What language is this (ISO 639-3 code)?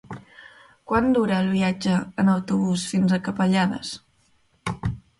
cat